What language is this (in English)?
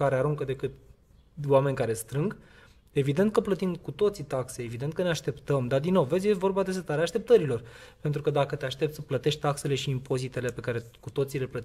Romanian